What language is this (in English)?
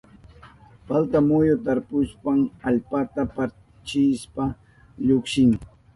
Southern Pastaza Quechua